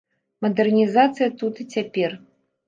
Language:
Belarusian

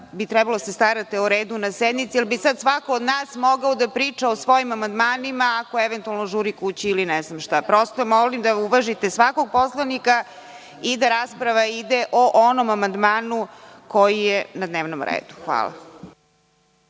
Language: Serbian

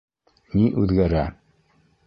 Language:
Bashkir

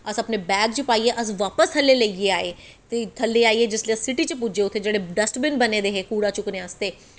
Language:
Dogri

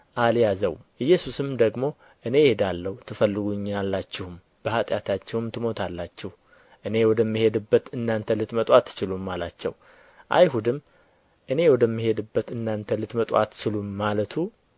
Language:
Amharic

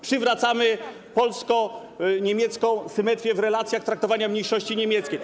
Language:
Polish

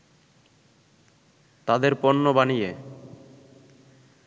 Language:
Bangla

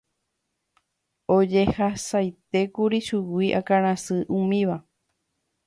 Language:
Guarani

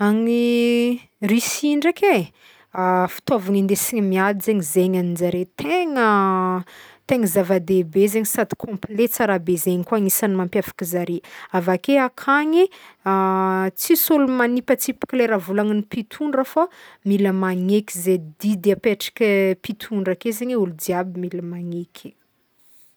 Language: Northern Betsimisaraka Malagasy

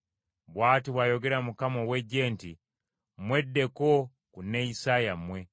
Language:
Ganda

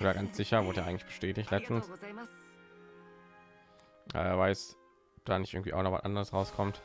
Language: German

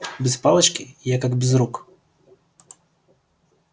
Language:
Russian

